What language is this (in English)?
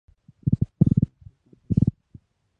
Spanish